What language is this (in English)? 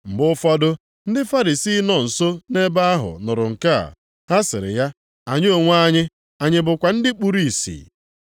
Igbo